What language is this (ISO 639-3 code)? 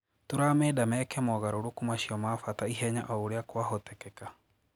kik